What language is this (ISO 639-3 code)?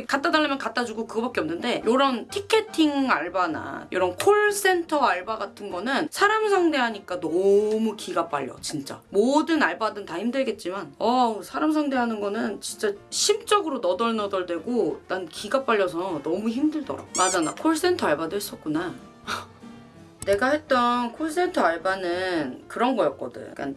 kor